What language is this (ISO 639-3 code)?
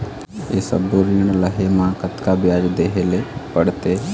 hne